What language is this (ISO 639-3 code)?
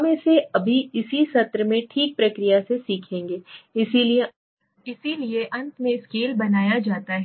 hin